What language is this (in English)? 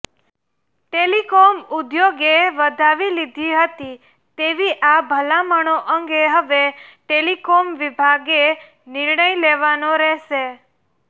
Gujarati